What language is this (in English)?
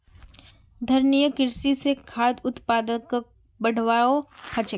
Magahi